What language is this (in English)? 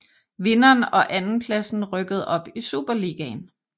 Danish